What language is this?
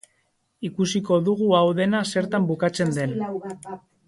Basque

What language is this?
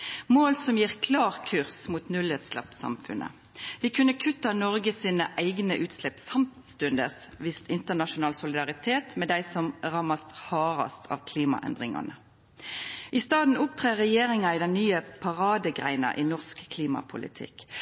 Norwegian Nynorsk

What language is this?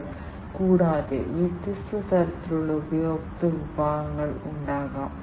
Malayalam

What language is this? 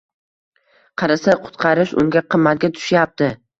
Uzbek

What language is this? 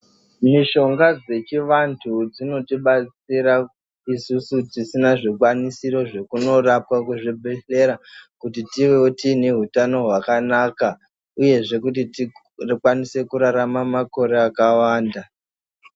Ndau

